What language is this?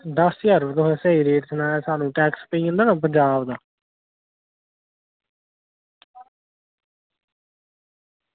Dogri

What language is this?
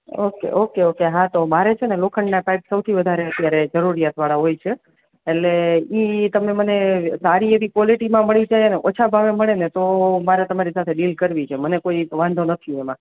Gujarati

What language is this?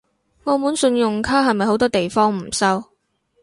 Cantonese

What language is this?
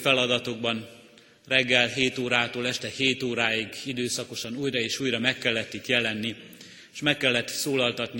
Hungarian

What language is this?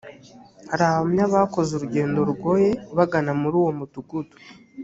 Kinyarwanda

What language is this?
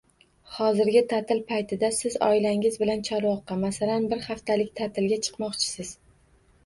Uzbek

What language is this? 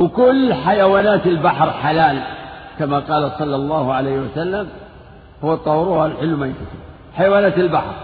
Arabic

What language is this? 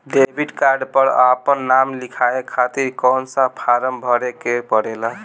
Bhojpuri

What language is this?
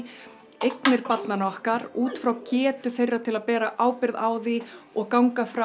Icelandic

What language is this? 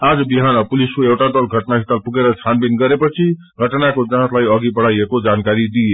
Nepali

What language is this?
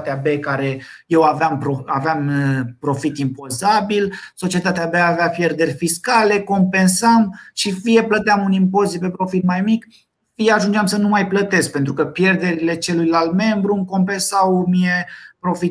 Romanian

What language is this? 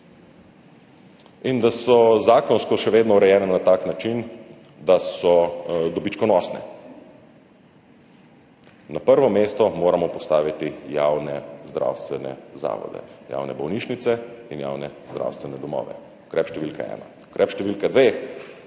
Slovenian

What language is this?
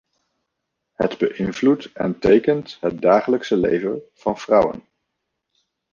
Dutch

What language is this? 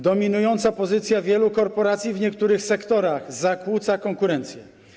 Polish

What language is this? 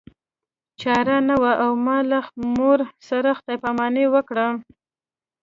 Pashto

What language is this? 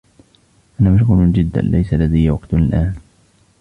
Arabic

